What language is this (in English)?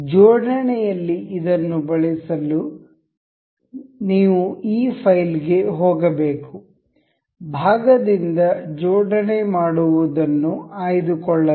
Kannada